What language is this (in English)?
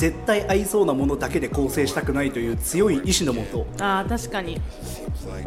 Japanese